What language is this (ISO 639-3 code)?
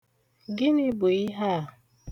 ibo